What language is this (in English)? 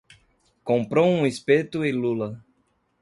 Portuguese